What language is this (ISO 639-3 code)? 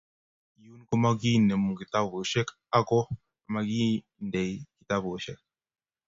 kln